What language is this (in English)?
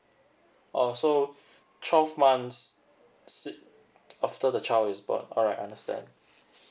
English